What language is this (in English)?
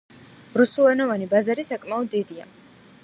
Georgian